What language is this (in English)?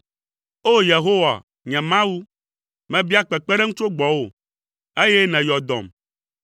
Ewe